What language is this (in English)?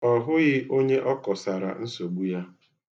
Igbo